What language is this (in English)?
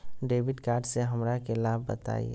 Magahi